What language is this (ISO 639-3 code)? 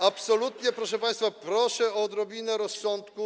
pol